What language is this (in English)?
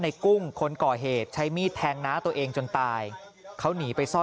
Thai